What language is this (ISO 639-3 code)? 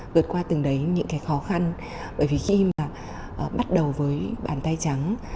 vie